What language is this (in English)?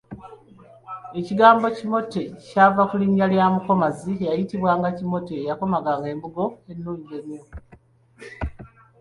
Ganda